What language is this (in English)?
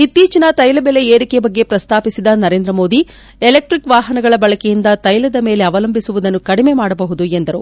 Kannada